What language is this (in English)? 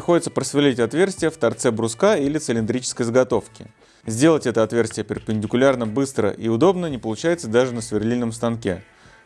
Russian